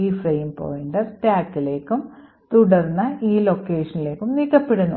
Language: Malayalam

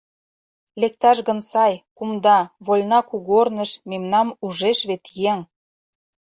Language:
Mari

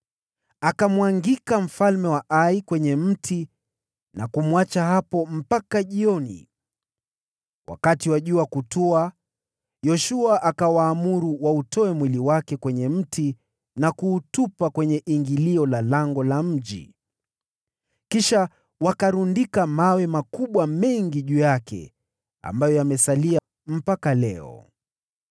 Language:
Swahili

